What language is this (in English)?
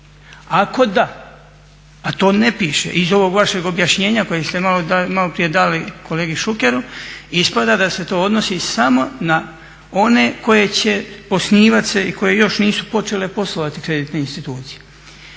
Croatian